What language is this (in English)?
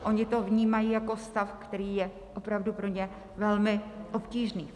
Czech